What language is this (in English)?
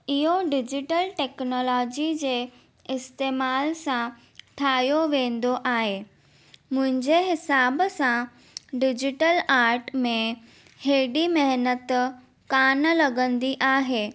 Sindhi